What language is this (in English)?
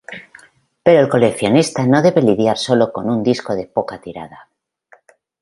Spanish